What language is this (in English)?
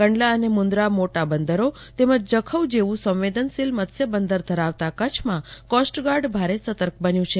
Gujarati